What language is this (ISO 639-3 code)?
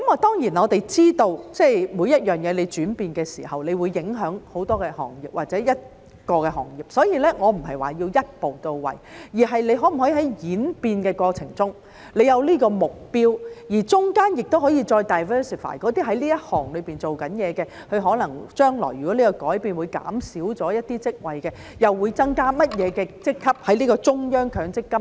yue